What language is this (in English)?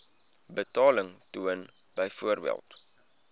Afrikaans